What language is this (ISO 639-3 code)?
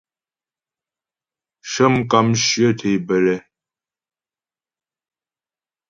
bbj